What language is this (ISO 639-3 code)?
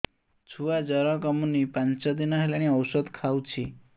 ori